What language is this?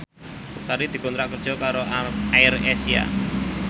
Javanese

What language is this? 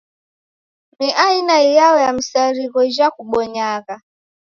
Taita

